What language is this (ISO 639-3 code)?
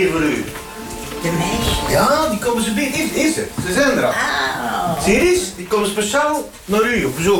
nld